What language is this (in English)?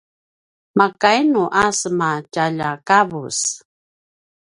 Paiwan